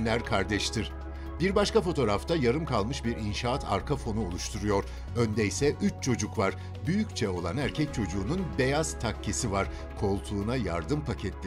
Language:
Turkish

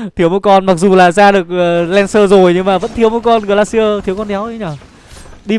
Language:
Vietnamese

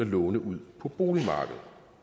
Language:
Danish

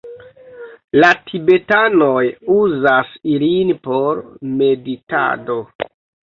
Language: Esperanto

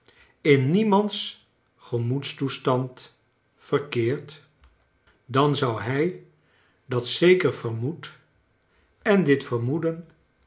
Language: Dutch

